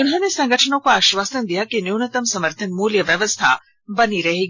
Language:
Hindi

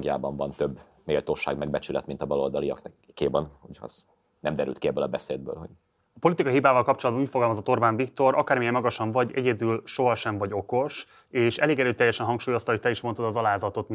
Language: Hungarian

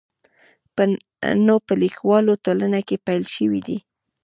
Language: Pashto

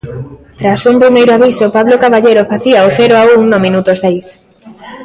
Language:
Galician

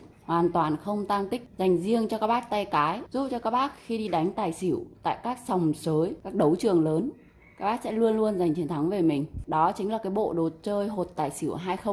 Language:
Vietnamese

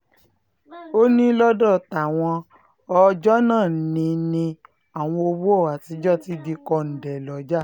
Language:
Yoruba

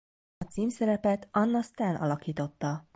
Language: Hungarian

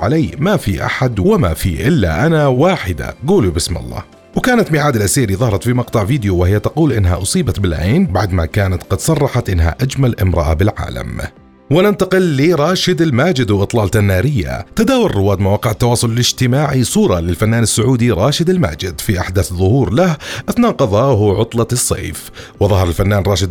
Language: Arabic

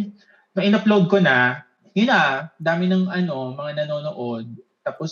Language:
Filipino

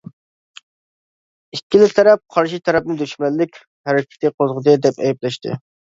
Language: Uyghur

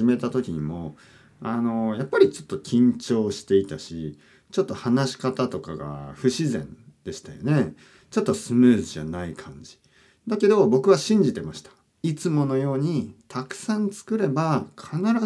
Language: Japanese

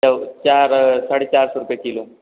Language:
Hindi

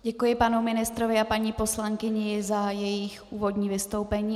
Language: Czech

